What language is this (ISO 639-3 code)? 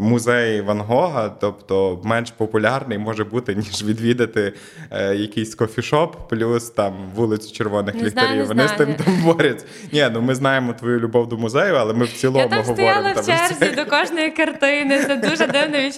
ukr